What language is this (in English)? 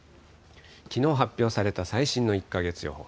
Japanese